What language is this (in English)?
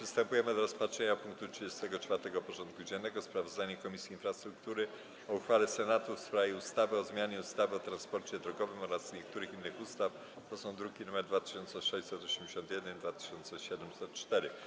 Polish